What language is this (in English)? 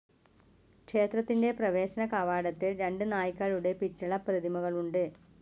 Malayalam